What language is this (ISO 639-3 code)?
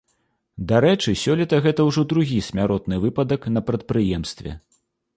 bel